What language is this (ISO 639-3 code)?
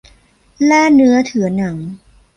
tha